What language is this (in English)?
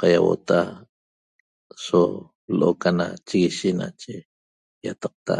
Toba